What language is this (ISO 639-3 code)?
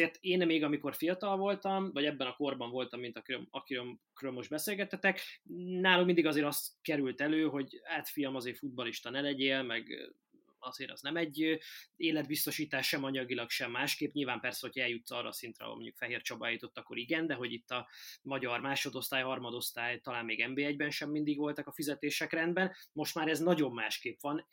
hun